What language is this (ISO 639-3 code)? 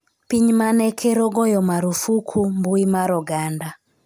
luo